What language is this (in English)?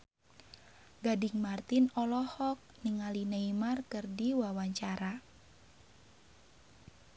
Sundanese